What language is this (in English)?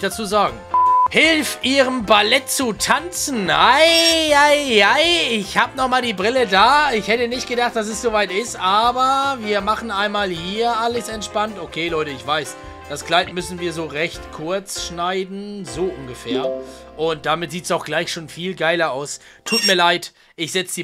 German